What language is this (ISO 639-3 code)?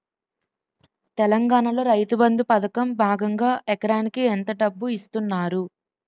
tel